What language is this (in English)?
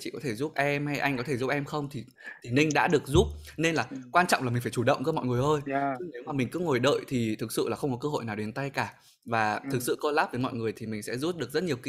Vietnamese